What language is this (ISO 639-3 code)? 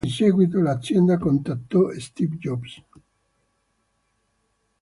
ita